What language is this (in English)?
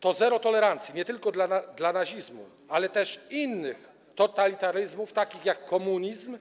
Polish